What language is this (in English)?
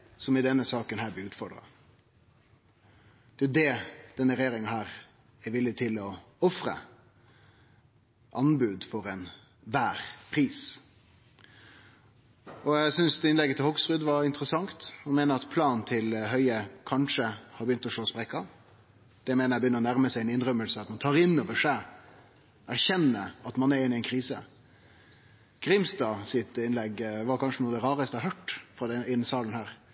Norwegian Nynorsk